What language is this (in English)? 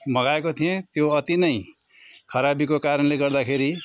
Nepali